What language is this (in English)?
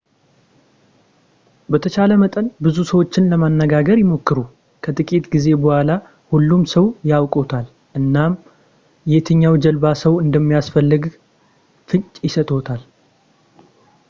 Amharic